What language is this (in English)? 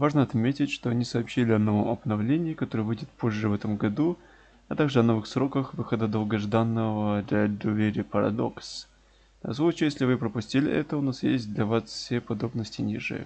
Russian